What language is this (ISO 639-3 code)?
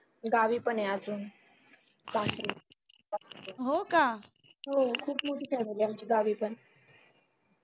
mar